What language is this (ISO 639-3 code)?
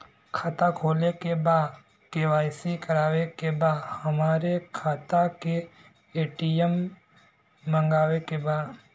bho